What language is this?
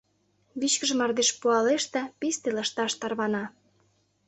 Mari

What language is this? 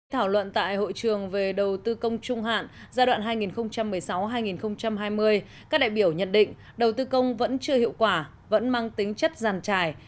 Vietnamese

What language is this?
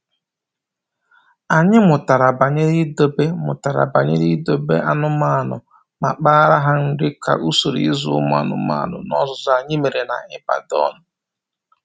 Igbo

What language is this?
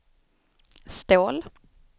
Swedish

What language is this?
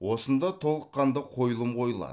Kazakh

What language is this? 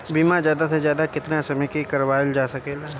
Bhojpuri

